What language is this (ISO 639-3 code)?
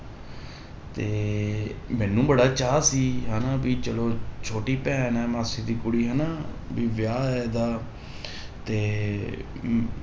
pan